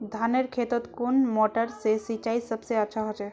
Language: Magahi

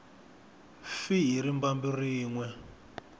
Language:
Tsonga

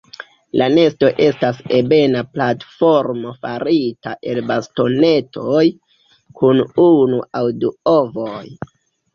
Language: Esperanto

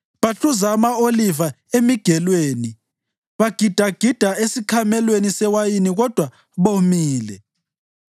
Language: North Ndebele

